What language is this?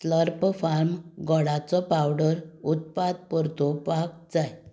Konkani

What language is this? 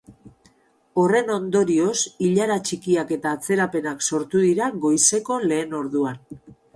Basque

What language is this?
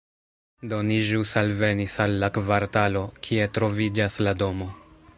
Esperanto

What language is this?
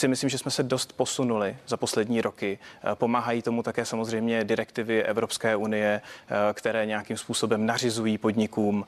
Czech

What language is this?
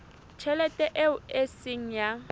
Southern Sotho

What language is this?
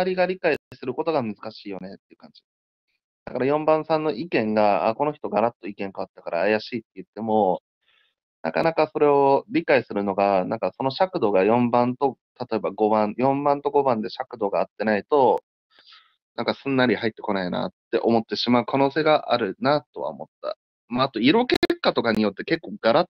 Japanese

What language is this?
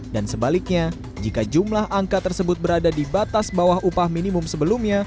Indonesian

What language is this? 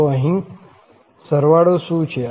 Gujarati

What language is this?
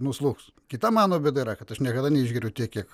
Lithuanian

